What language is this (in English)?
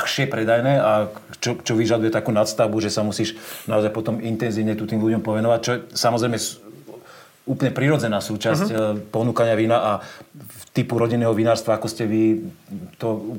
Slovak